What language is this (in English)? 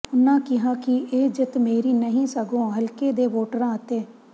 Punjabi